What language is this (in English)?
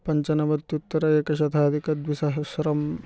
Sanskrit